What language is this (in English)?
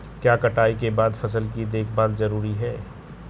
Hindi